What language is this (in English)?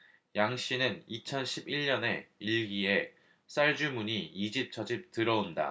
Korean